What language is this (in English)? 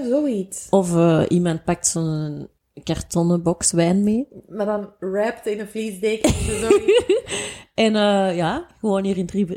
Dutch